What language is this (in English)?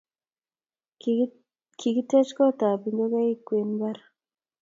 Kalenjin